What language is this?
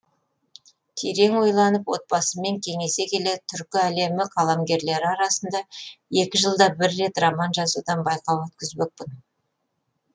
Kazakh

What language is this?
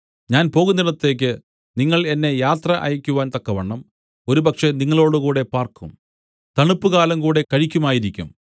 Malayalam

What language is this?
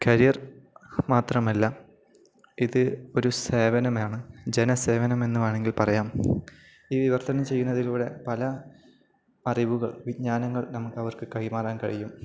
Malayalam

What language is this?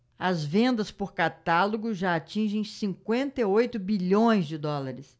Portuguese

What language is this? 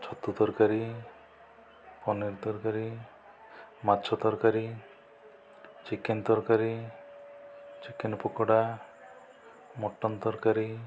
Odia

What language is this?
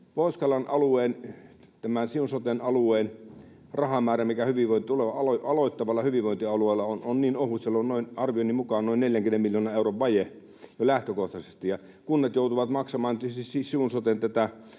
Finnish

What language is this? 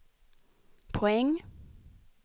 Swedish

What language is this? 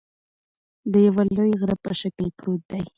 Pashto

